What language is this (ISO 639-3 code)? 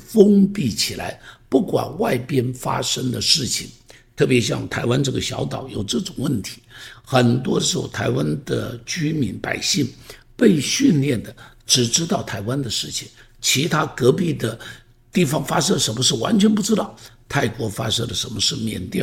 zho